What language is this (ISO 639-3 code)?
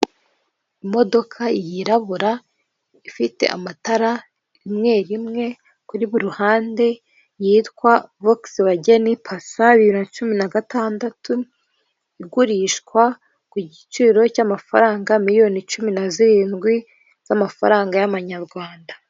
kin